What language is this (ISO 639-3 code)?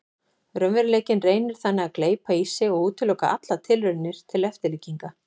isl